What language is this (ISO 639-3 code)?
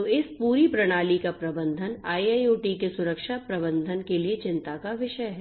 hin